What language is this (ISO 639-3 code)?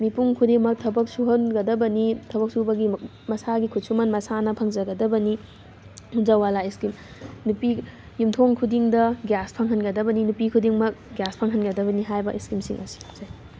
mni